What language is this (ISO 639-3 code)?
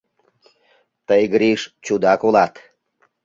chm